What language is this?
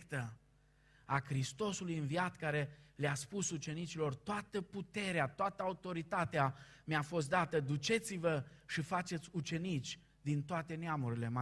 Romanian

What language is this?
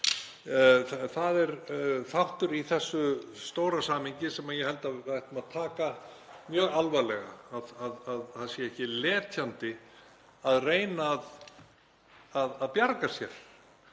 Icelandic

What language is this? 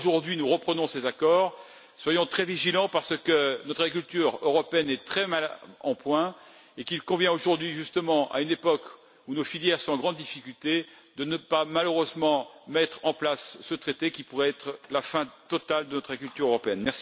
French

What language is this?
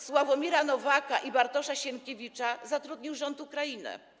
Polish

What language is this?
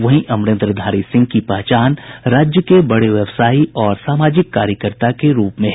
Hindi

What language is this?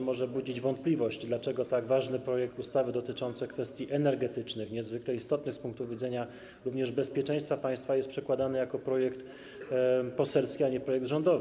Polish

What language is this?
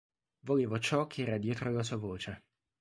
Italian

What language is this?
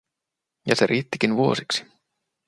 Finnish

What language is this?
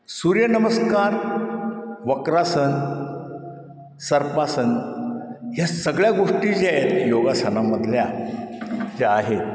Marathi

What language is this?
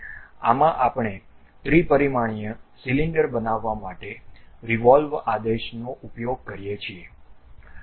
Gujarati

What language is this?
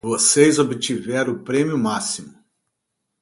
Portuguese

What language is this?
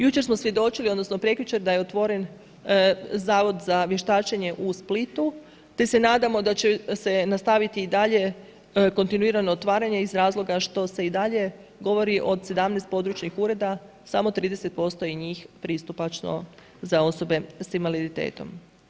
Croatian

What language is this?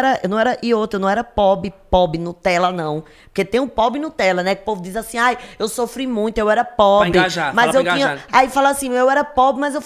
Portuguese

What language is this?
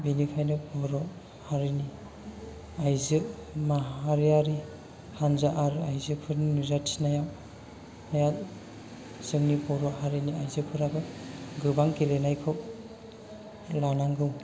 Bodo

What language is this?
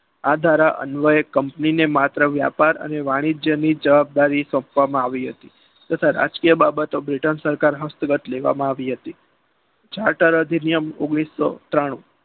Gujarati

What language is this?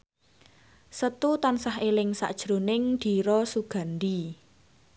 Javanese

